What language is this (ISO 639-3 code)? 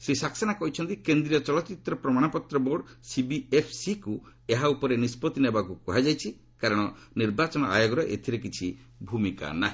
ori